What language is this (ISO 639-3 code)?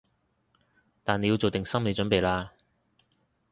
yue